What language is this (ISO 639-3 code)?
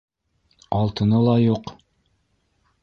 bak